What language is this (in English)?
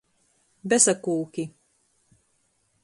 Latgalian